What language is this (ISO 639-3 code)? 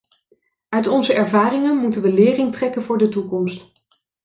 nld